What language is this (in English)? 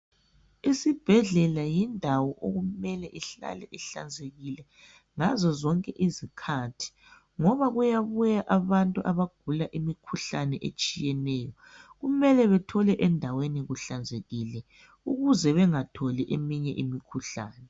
North Ndebele